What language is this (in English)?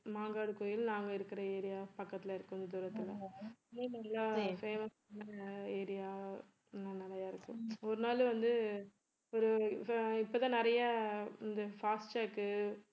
Tamil